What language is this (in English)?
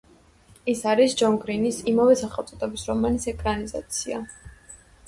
Georgian